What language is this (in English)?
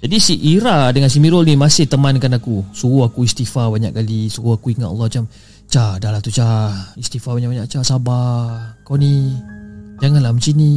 Malay